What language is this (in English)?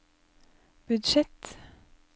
Norwegian